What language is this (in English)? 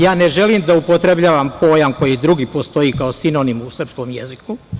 Serbian